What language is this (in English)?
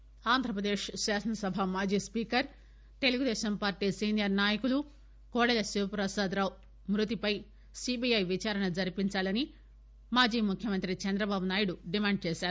Telugu